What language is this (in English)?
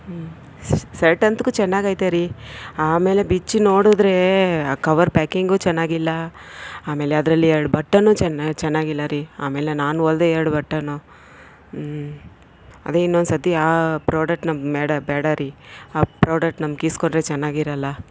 Kannada